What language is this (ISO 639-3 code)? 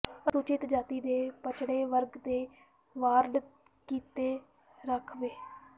pan